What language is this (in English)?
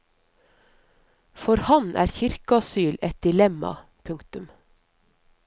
Norwegian